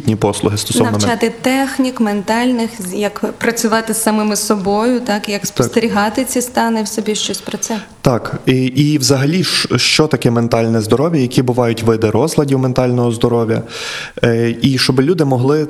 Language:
Ukrainian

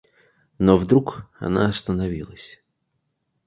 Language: Russian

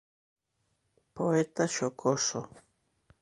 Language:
Galician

